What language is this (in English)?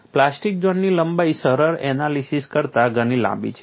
Gujarati